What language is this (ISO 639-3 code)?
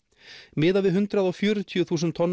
isl